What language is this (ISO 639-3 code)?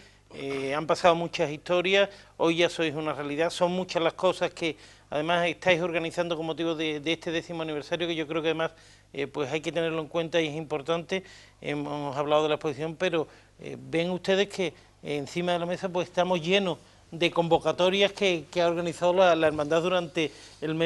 spa